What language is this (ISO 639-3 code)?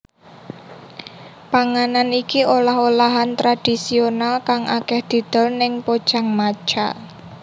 jav